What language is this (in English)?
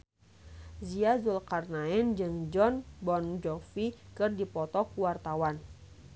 Sundanese